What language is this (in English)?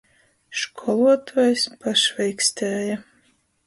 Latgalian